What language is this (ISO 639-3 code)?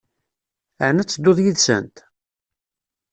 kab